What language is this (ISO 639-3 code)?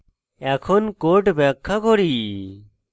ben